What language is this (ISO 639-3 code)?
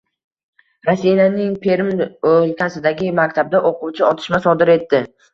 uzb